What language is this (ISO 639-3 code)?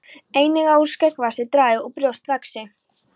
isl